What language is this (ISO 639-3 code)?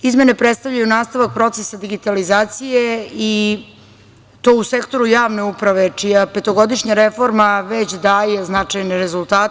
srp